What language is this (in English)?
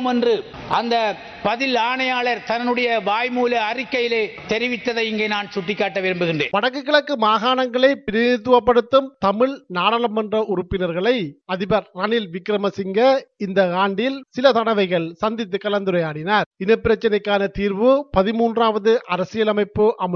Tamil